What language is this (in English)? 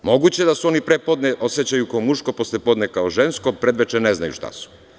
Serbian